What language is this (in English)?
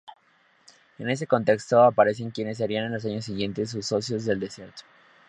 Spanish